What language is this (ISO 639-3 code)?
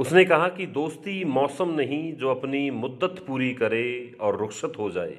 hin